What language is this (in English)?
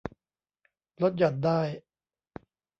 Thai